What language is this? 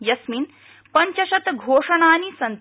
Sanskrit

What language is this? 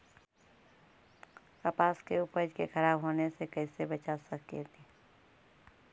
Magahi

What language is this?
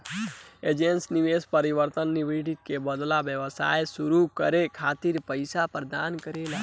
Bhojpuri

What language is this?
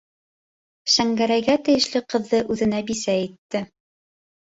Bashkir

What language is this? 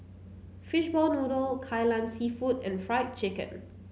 English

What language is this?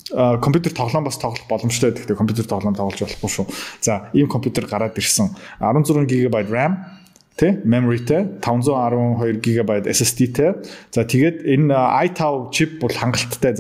Turkish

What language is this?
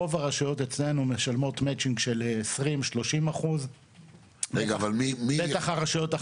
Hebrew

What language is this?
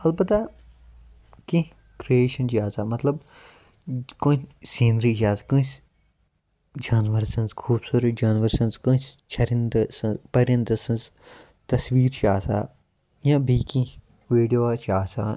Kashmiri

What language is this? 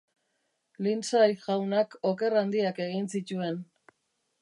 Basque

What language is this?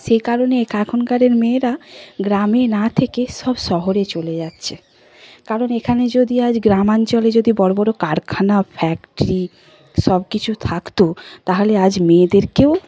Bangla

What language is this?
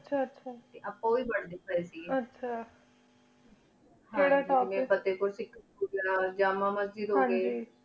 Punjabi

